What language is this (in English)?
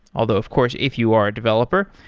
English